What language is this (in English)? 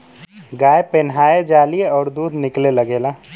Bhojpuri